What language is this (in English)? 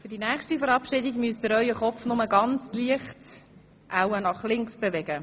Swiss German